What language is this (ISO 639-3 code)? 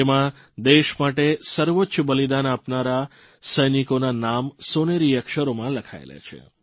guj